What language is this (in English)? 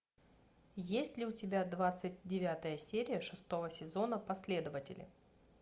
Russian